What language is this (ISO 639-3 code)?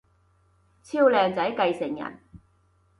yue